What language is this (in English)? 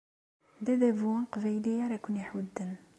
Kabyle